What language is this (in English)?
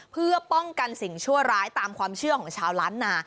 Thai